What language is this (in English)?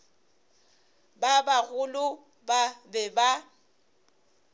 Northern Sotho